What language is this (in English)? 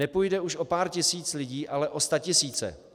Czech